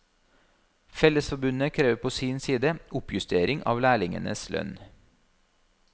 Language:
Norwegian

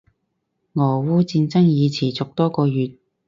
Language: Cantonese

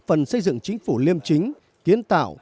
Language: Vietnamese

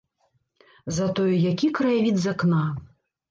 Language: Belarusian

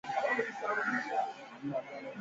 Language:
Swahili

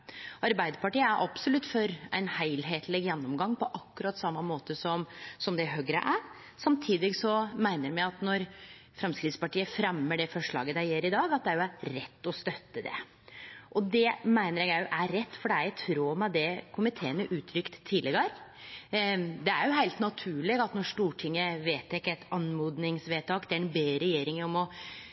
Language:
Norwegian Nynorsk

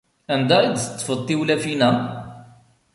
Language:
Kabyle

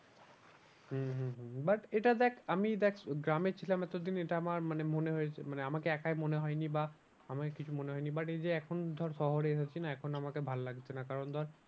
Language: Bangla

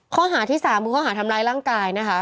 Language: Thai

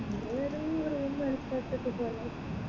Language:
Malayalam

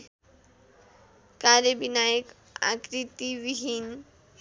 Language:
Nepali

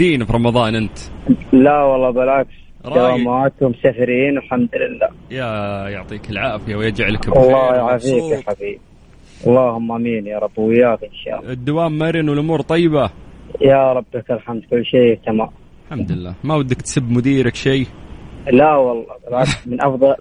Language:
Arabic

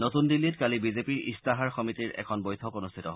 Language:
Assamese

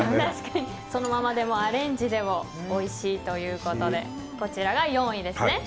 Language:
Japanese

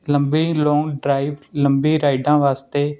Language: Punjabi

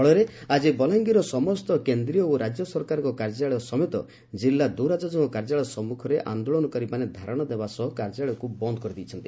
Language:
Odia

